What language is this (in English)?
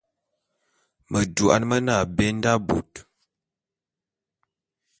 Bulu